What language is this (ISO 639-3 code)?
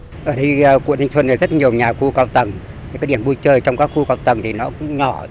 vie